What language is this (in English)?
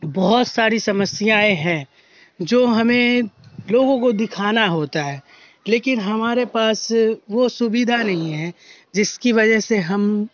Urdu